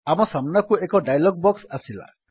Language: Odia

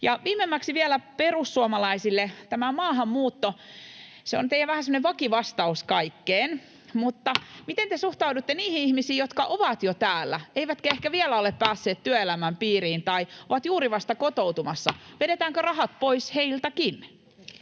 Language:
Finnish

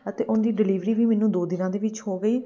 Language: Punjabi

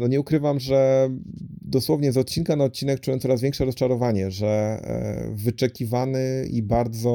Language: Polish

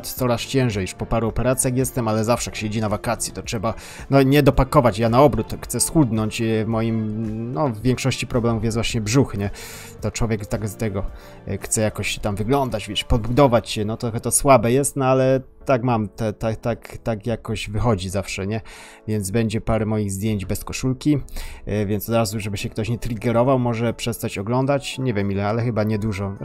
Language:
Polish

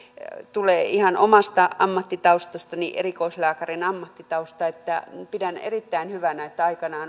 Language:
Finnish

